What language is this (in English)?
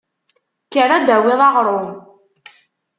Kabyle